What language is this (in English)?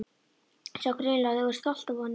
Icelandic